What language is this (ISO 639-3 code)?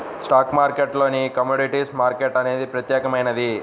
tel